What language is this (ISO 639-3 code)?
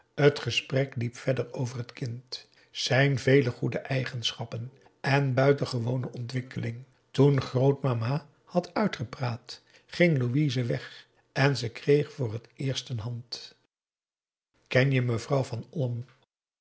nld